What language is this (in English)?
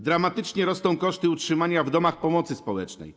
Polish